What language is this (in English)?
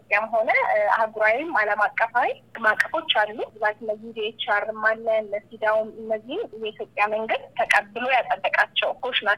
Amharic